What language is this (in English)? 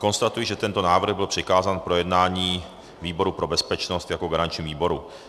Czech